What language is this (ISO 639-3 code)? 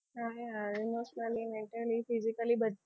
guj